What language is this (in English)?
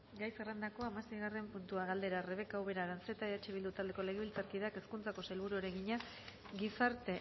Basque